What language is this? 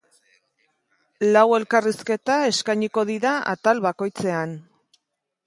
Basque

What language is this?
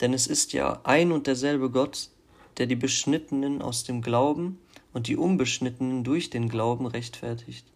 German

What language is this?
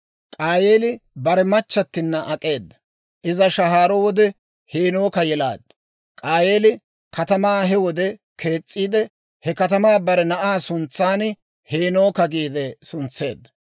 Dawro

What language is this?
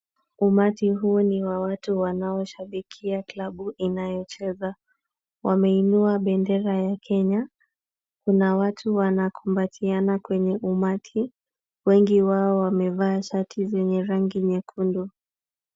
Swahili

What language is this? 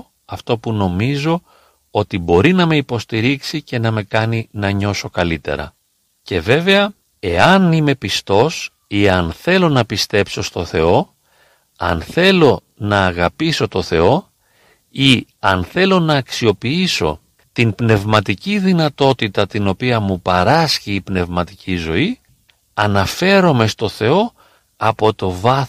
Greek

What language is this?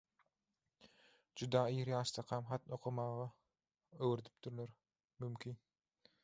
Turkmen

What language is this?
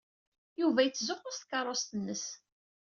Kabyle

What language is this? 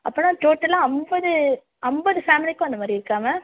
Tamil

